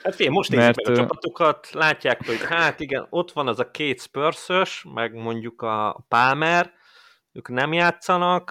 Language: Hungarian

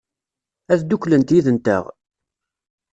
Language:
Kabyle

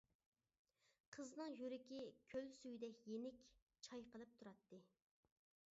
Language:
Uyghur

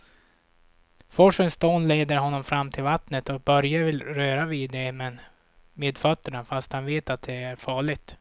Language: Swedish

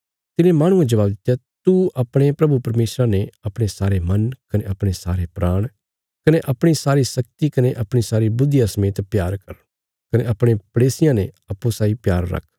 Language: Bilaspuri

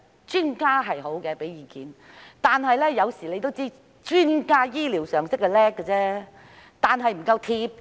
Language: Cantonese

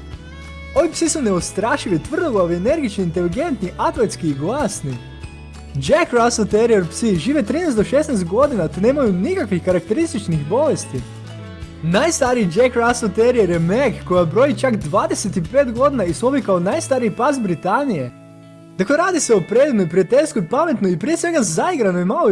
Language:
Croatian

